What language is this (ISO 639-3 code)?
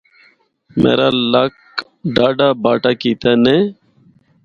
hno